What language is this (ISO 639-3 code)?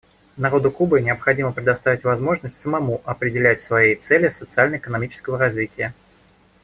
rus